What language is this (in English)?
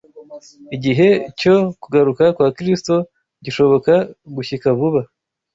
Kinyarwanda